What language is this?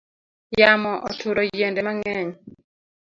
Luo (Kenya and Tanzania)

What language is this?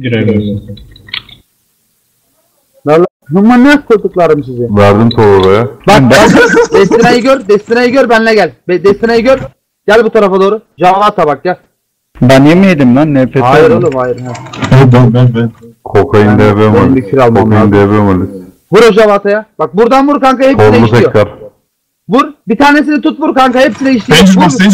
Turkish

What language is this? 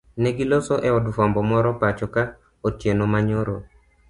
Luo (Kenya and Tanzania)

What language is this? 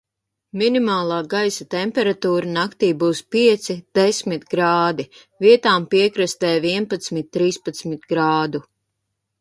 Latvian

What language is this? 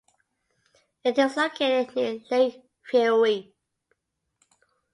English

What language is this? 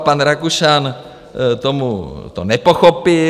Czech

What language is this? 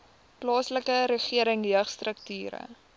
Afrikaans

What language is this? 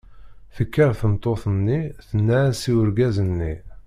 Kabyle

